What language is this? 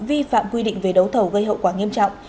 Vietnamese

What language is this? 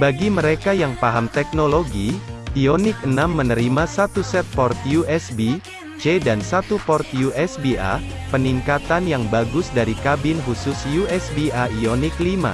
Indonesian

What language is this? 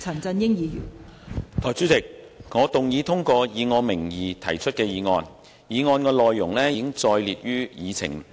Cantonese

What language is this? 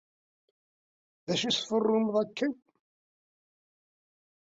Kabyle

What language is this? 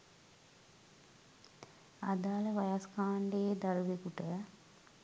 Sinhala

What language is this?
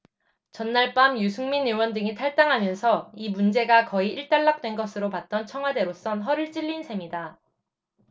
Korean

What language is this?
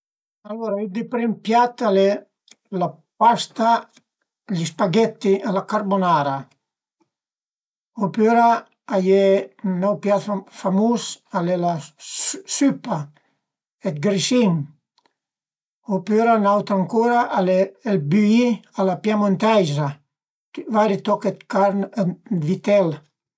Piedmontese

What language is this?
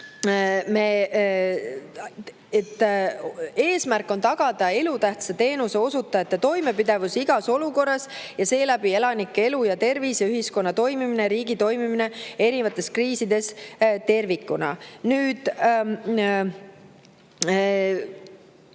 Estonian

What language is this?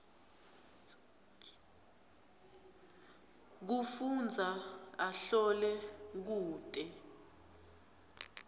Swati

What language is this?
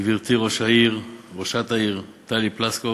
Hebrew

